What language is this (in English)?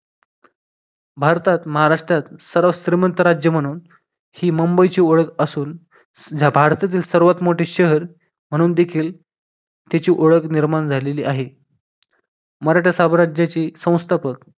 Marathi